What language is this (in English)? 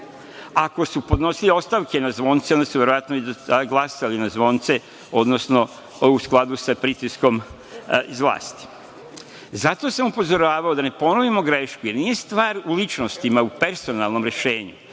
Serbian